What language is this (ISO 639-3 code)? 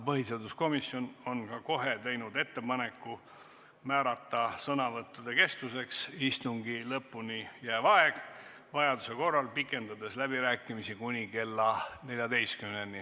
est